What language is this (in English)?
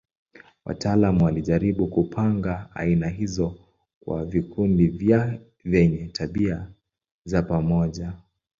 Swahili